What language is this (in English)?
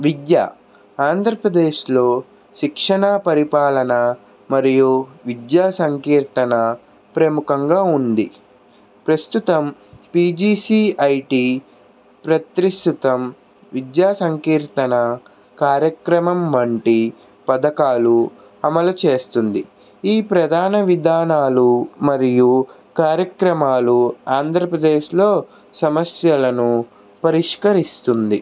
Telugu